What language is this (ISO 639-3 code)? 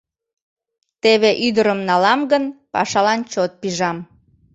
chm